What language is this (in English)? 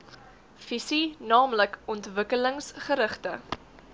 Afrikaans